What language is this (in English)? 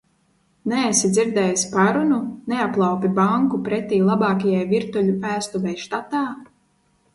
Latvian